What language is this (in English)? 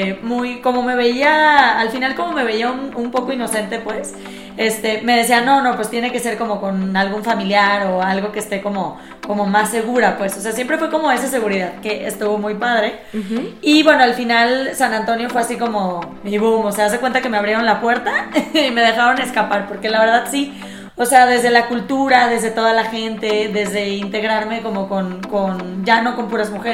Spanish